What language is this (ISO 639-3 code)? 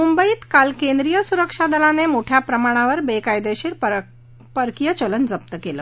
mar